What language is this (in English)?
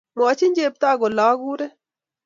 Kalenjin